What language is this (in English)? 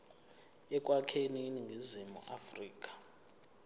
Zulu